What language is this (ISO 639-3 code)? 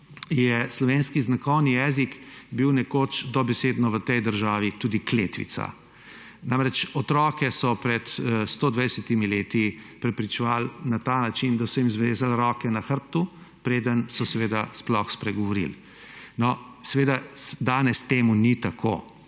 slv